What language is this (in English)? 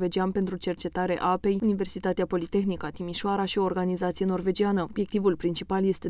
Romanian